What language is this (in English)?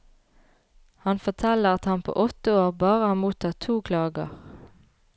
Norwegian